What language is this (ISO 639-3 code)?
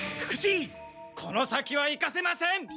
jpn